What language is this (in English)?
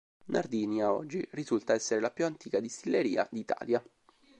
Italian